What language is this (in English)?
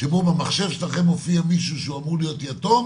Hebrew